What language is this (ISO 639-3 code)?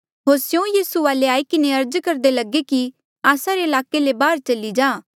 mjl